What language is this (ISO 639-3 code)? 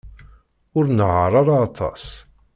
kab